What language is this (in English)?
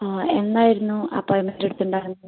Malayalam